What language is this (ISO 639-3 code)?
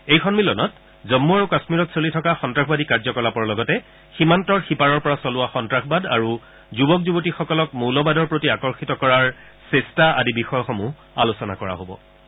asm